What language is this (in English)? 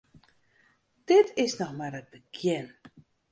Western Frisian